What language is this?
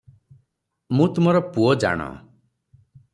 Odia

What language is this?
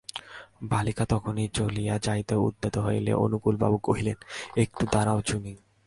Bangla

